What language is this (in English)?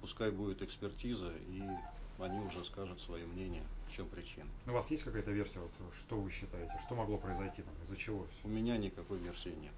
Russian